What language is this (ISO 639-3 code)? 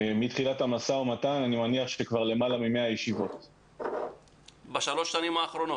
heb